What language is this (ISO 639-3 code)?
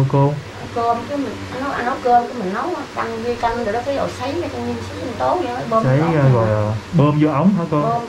vie